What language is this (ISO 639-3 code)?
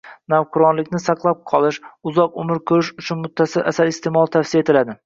uzb